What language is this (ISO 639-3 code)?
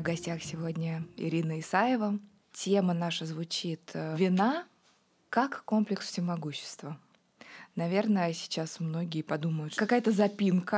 rus